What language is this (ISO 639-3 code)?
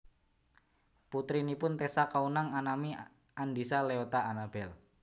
jav